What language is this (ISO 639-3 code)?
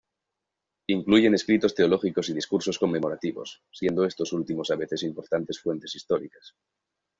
spa